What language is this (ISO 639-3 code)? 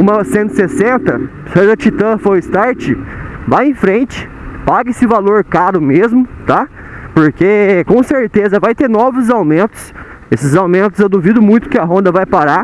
por